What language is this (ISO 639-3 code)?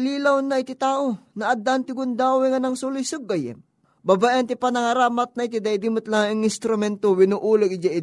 fil